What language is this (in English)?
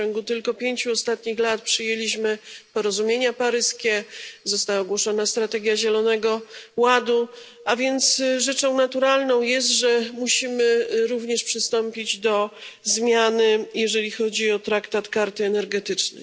Polish